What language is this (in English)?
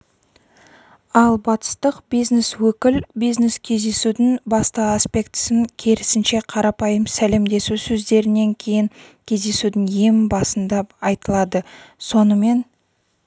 Kazakh